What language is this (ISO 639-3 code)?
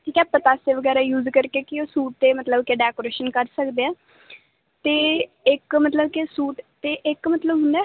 pan